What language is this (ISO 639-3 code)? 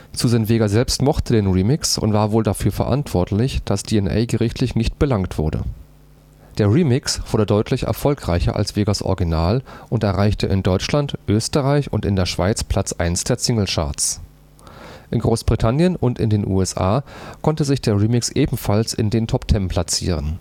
deu